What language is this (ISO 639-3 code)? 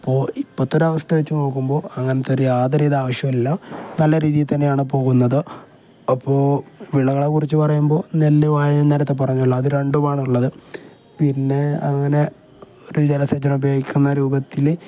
mal